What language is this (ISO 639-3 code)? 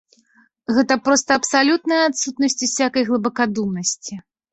bel